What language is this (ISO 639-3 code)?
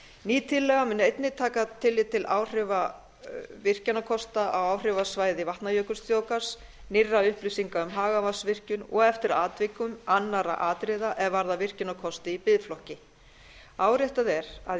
isl